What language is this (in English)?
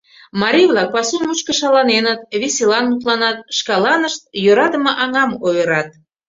Mari